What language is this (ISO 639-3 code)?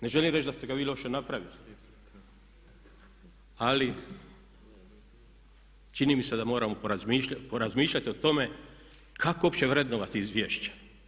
hrv